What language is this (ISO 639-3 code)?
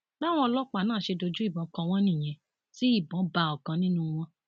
yor